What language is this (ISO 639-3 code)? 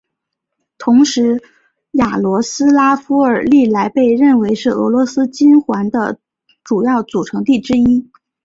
zho